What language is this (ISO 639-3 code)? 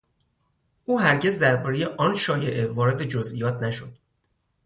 fas